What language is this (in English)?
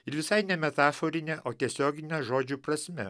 Lithuanian